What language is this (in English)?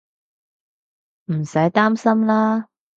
Cantonese